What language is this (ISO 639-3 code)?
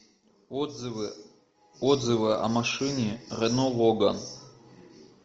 rus